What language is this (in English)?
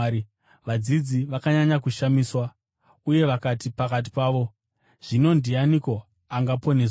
Shona